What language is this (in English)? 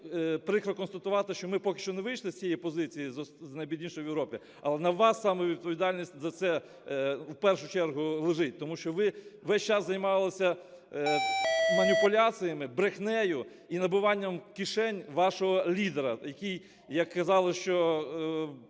Ukrainian